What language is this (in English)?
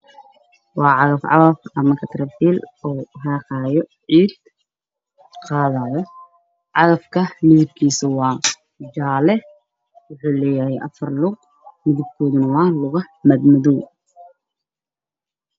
Somali